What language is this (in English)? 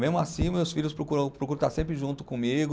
Portuguese